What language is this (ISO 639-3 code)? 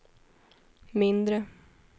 swe